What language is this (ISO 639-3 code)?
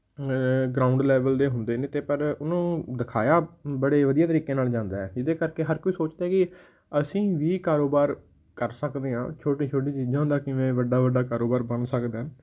pan